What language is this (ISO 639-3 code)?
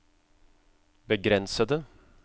nor